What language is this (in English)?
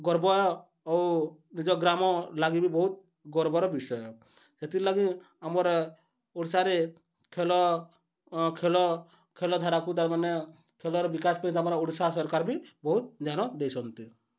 Odia